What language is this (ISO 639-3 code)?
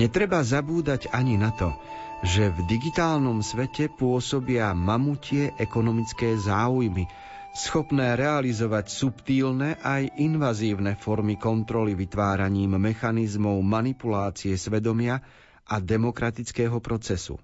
slk